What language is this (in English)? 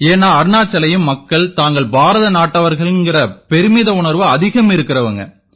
Tamil